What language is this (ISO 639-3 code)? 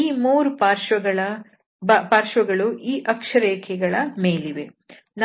kan